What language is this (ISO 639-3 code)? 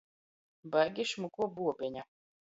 ltg